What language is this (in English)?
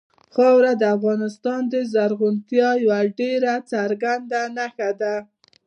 Pashto